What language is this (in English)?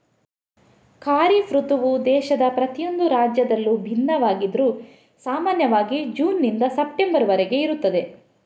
Kannada